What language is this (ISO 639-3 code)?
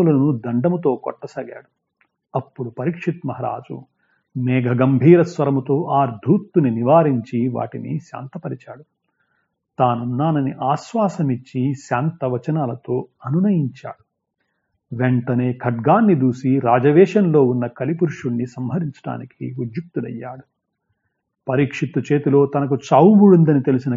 tel